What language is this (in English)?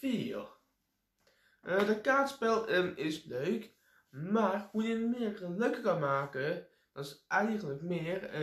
Dutch